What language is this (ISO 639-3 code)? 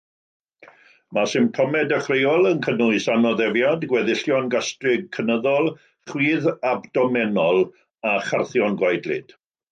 cym